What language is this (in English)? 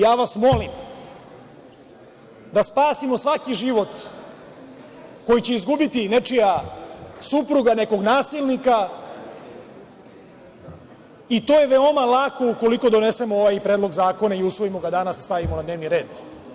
Serbian